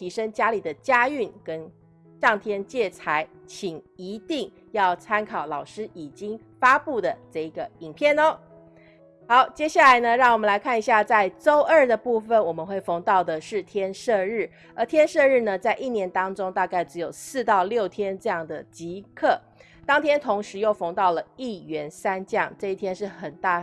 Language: Chinese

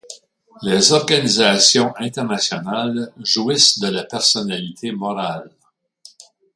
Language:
French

